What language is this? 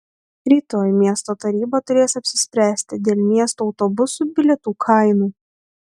Lithuanian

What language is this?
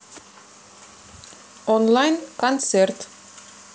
Russian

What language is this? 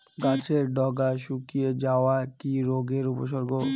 Bangla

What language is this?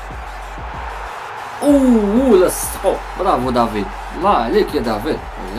Arabic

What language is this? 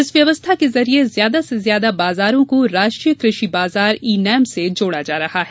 Hindi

